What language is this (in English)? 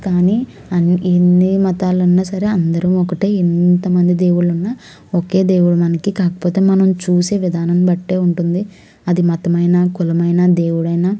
Telugu